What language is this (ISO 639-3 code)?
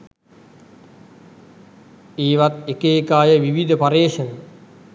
sin